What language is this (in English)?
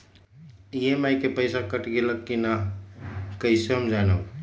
Magahi